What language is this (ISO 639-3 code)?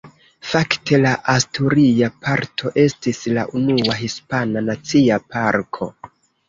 epo